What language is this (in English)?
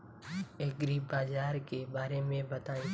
Bhojpuri